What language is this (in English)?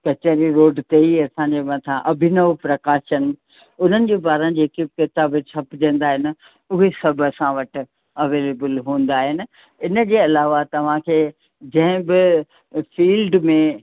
Sindhi